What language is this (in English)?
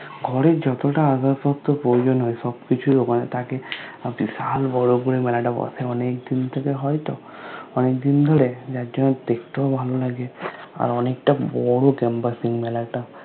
Bangla